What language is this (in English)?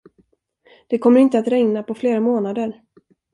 Swedish